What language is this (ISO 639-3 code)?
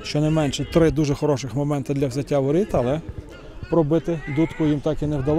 ukr